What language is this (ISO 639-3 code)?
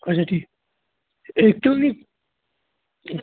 kas